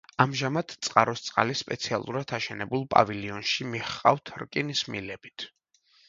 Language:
Georgian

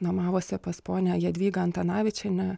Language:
Lithuanian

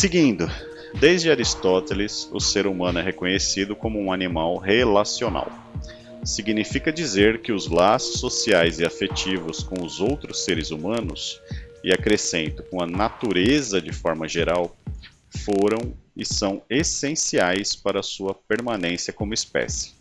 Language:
Portuguese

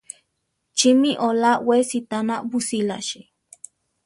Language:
Central Tarahumara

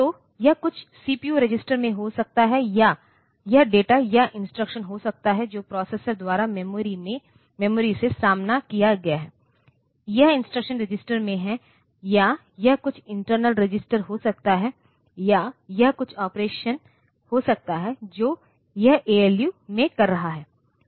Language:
Hindi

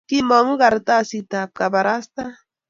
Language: Kalenjin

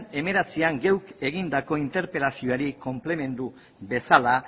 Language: Basque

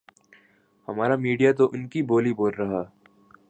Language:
Urdu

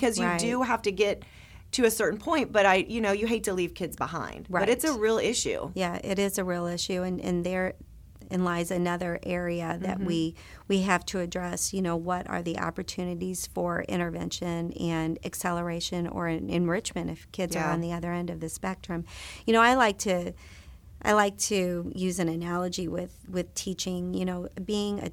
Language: English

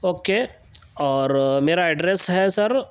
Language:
Urdu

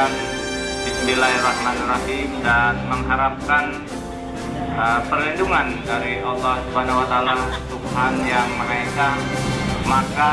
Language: Indonesian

